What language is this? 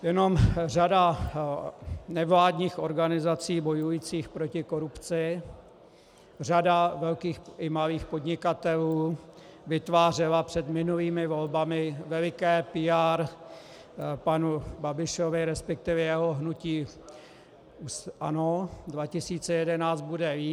Czech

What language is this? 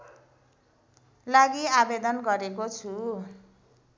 Nepali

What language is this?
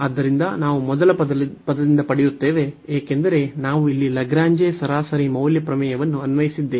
Kannada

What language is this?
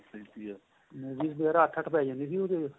Punjabi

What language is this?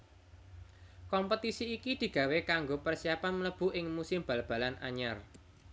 Javanese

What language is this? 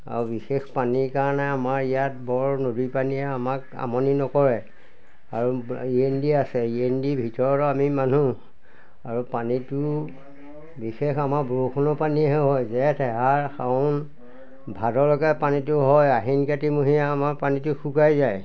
Assamese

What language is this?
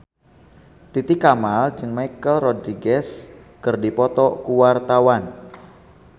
Sundanese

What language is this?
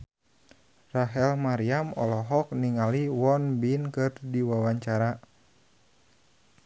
Sundanese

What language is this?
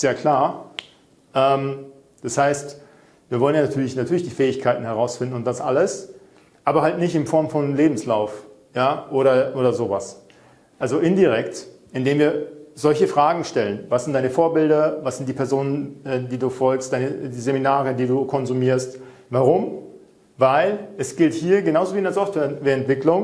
German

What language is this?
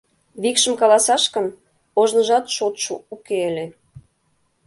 Mari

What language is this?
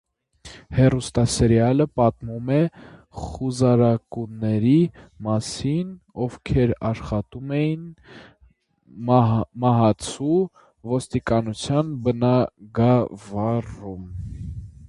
Armenian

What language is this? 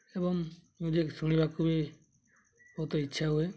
Odia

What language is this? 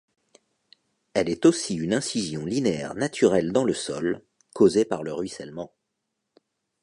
French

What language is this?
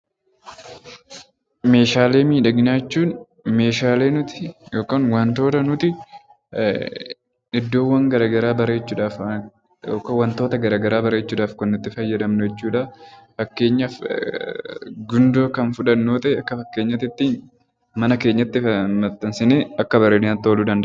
Oromo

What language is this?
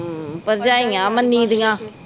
Punjabi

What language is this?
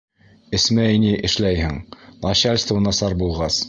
Bashkir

